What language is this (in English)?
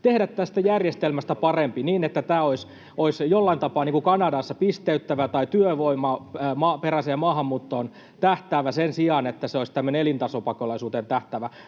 Finnish